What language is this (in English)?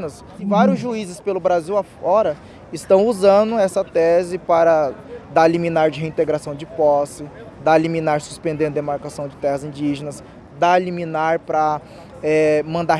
Portuguese